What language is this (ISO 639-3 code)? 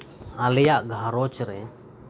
sat